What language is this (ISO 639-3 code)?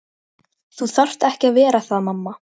isl